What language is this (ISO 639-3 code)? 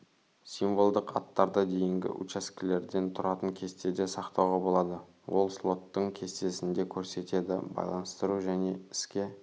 kaz